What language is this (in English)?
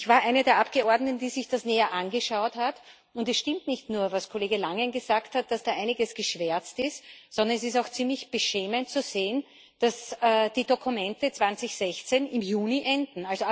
German